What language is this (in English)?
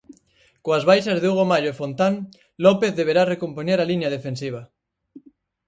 Galician